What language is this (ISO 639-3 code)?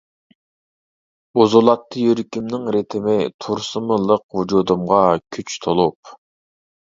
uig